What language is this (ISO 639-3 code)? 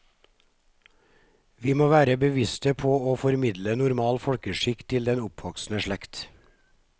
nor